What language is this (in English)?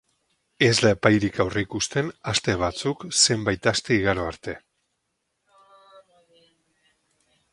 Basque